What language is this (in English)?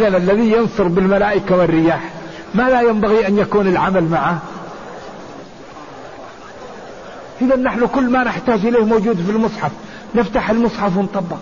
Arabic